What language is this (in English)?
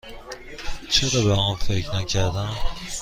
Persian